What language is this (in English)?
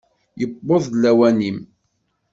Kabyle